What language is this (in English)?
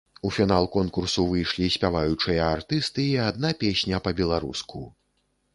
Belarusian